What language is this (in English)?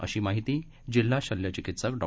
Marathi